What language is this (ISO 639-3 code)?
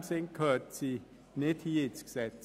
gsw